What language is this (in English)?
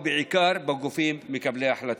Hebrew